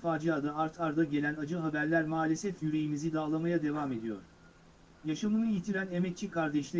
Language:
Turkish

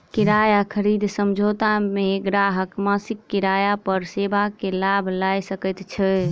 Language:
Maithili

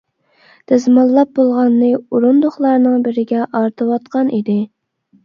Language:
Uyghur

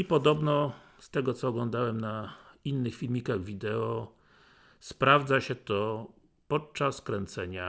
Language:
Polish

